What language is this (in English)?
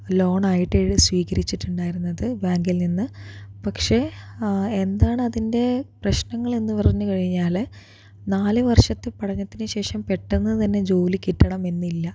Malayalam